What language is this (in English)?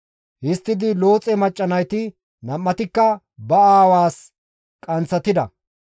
Gamo